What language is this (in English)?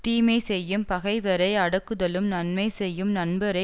Tamil